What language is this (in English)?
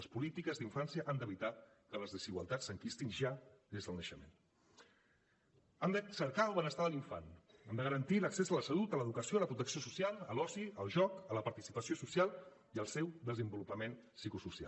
Catalan